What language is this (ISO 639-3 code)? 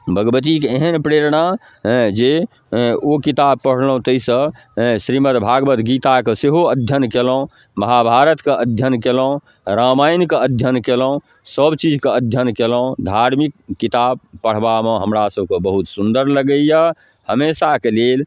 mai